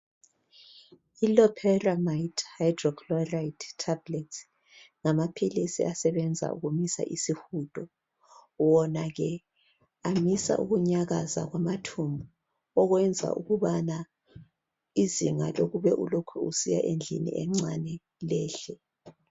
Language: North Ndebele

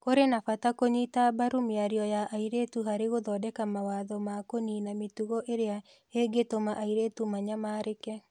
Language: Kikuyu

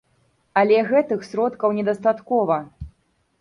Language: Belarusian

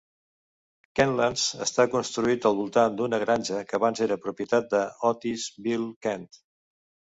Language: Catalan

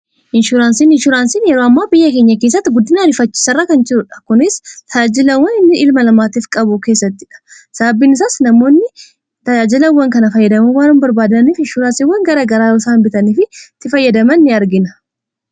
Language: Oromo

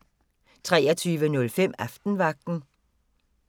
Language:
Danish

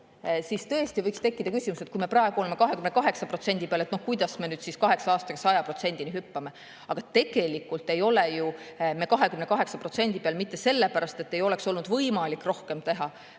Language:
Estonian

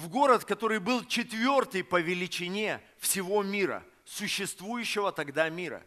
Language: Russian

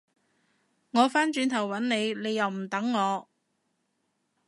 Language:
Cantonese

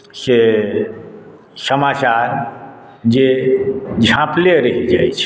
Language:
Maithili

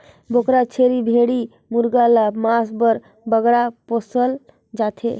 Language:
Chhattisgarhi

